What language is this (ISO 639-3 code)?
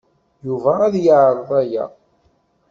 kab